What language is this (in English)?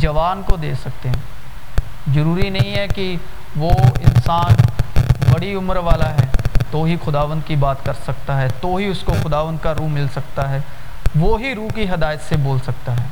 Urdu